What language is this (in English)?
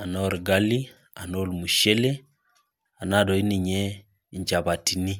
Masai